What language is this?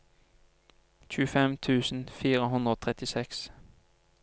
Norwegian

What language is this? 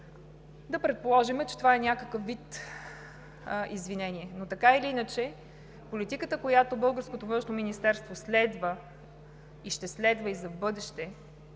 Bulgarian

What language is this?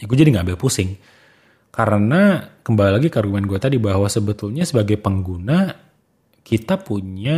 Indonesian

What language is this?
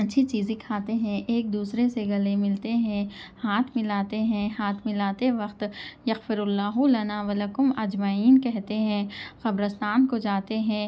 Urdu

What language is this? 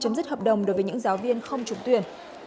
Vietnamese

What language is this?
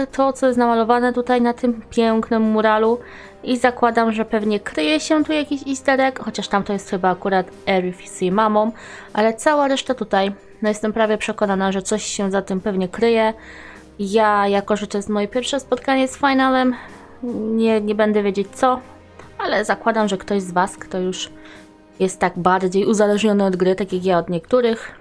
Polish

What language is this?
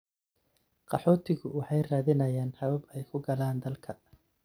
Somali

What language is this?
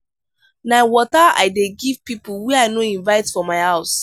Nigerian Pidgin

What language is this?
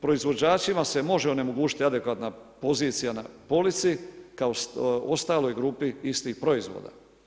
Croatian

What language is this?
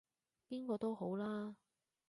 Cantonese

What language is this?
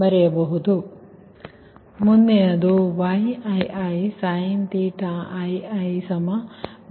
Kannada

